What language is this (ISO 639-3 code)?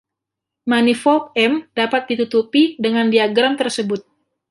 ind